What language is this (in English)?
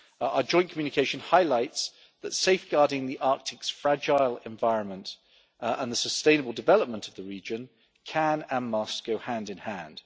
English